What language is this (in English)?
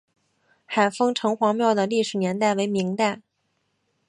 Chinese